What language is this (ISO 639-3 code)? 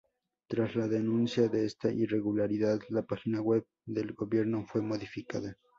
spa